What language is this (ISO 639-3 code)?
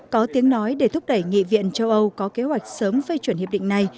vie